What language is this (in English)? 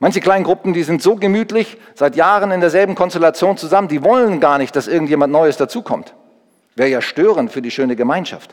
German